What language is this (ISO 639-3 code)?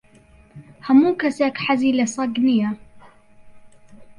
ckb